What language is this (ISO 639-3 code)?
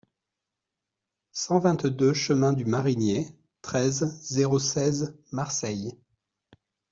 fra